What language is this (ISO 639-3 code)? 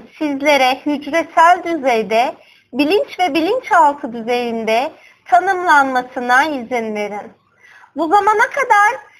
tur